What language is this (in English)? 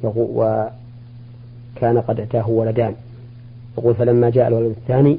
Arabic